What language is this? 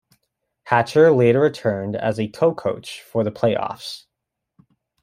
English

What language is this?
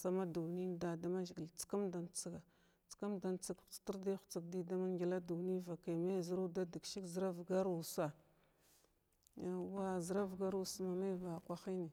Glavda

